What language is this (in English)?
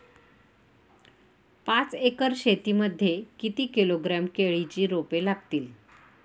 Marathi